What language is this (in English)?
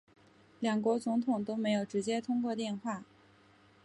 Chinese